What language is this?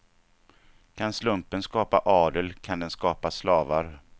Swedish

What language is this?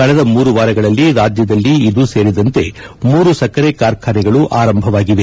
Kannada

